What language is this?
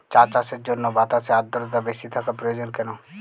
Bangla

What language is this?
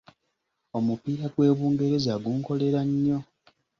Ganda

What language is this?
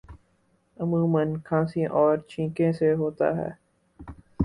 Urdu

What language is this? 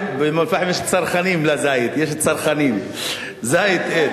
Hebrew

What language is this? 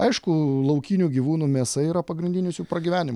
Lithuanian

